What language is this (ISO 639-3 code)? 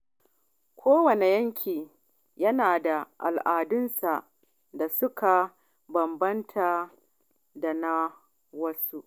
hau